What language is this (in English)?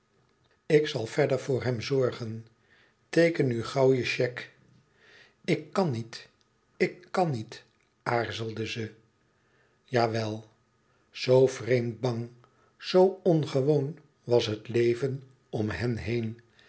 Dutch